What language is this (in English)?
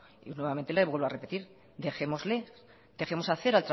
Spanish